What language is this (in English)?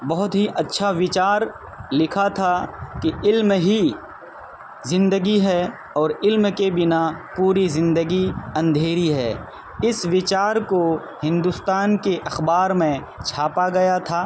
Urdu